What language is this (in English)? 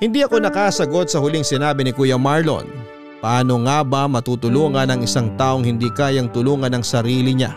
Filipino